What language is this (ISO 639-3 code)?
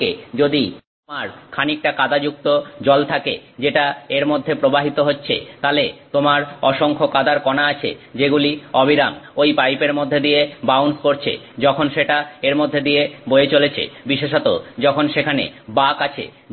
ben